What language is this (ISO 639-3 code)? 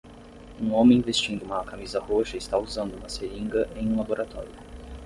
por